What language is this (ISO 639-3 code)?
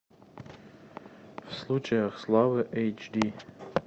rus